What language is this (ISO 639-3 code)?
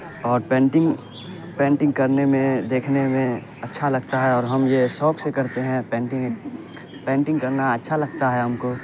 urd